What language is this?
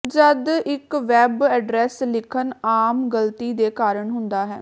Punjabi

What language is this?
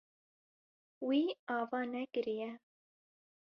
Kurdish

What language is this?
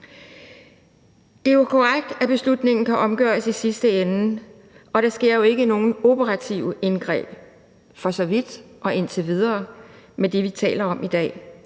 Danish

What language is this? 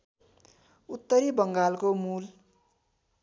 Nepali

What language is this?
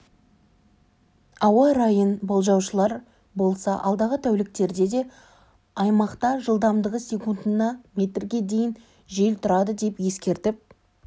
Kazakh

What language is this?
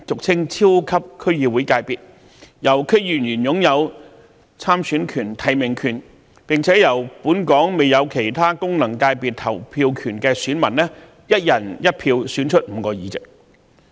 Cantonese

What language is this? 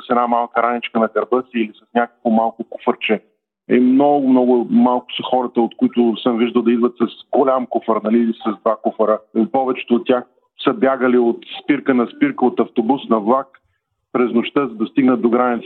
Bulgarian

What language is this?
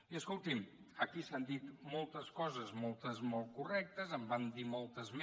Catalan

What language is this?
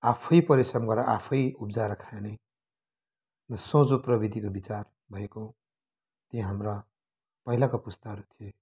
Nepali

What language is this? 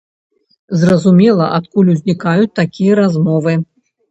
Belarusian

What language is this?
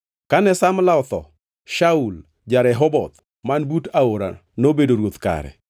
Luo (Kenya and Tanzania)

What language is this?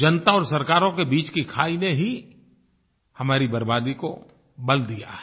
Hindi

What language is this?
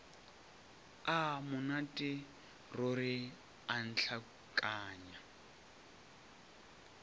Northern Sotho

